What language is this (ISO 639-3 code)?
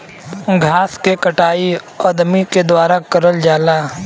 bho